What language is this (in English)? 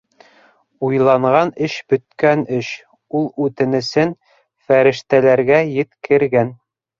Bashkir